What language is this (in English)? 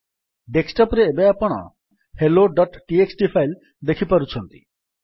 Odia